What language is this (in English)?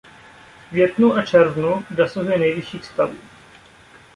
Czech